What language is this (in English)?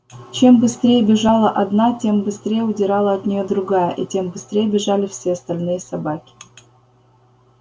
Russian